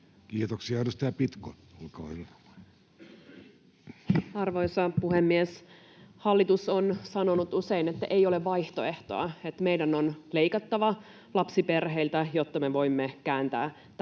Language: Finnish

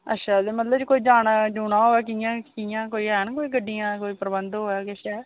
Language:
Dogri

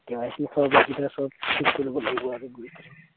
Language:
Assamese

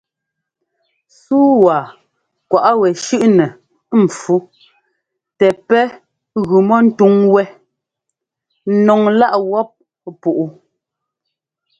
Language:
Ngomba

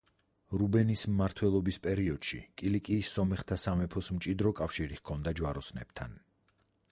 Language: Georgian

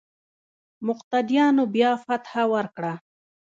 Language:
Pashto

